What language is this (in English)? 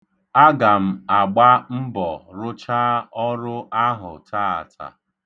Igbo